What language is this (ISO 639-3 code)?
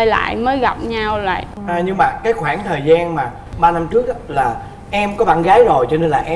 vie